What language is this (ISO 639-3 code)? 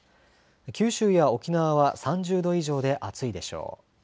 jpn